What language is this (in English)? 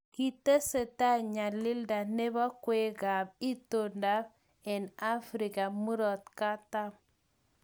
Kalenjin